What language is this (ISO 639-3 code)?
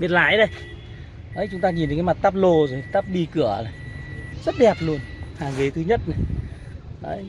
vie